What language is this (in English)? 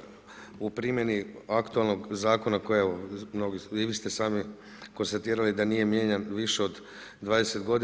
Croatian